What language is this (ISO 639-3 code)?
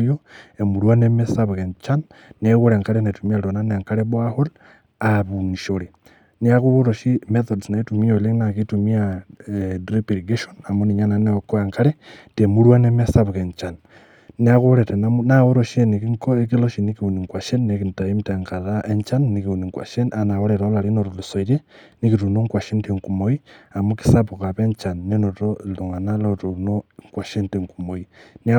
mas